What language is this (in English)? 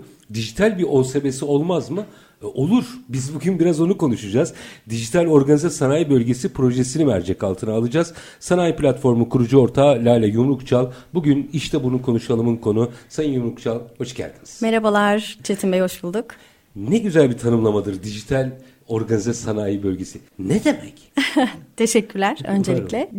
Turkish